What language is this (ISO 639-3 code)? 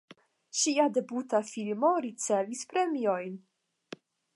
epo